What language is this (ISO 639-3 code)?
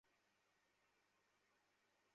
ben